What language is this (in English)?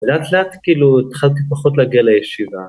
Hebrew